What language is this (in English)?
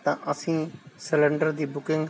Punjabi